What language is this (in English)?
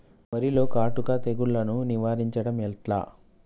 Telugu